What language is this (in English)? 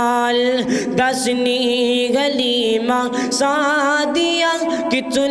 Urdu